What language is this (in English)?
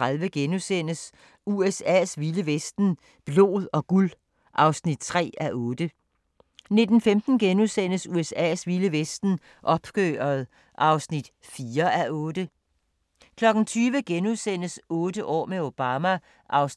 Danish